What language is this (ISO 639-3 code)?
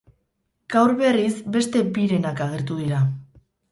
eus